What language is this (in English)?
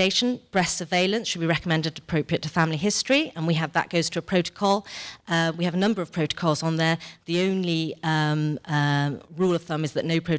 English